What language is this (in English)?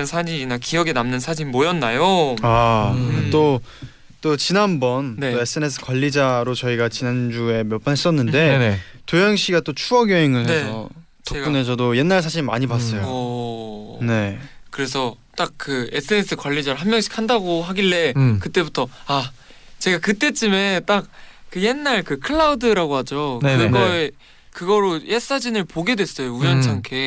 Korean